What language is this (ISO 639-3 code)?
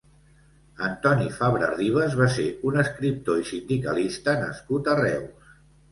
cat